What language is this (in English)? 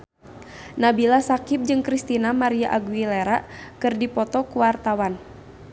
Sundanese